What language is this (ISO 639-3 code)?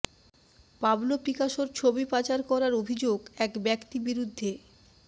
ben